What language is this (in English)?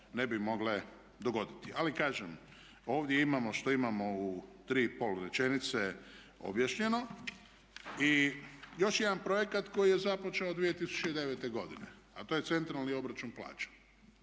Croatian